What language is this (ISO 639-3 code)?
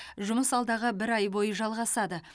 kaz